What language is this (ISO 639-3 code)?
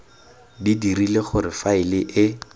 tsn